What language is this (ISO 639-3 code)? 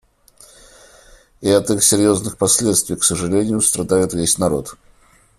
rus